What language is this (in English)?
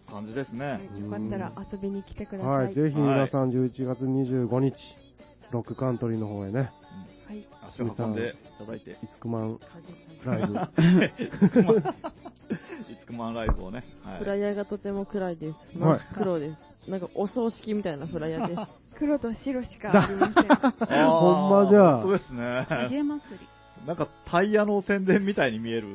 Japanese